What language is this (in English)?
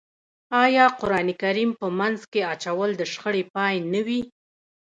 Pashto